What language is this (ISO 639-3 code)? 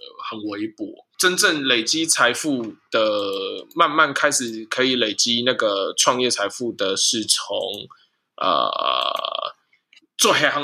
zho